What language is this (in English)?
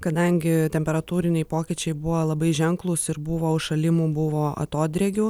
Lithuanian